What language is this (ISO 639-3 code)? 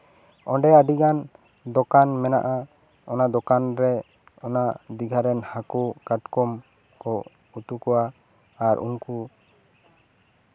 sat